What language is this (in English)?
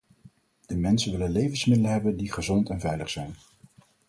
Dutch